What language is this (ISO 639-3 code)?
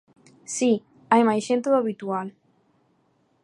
glg